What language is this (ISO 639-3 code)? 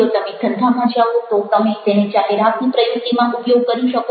guj